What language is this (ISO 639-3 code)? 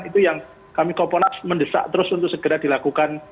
ind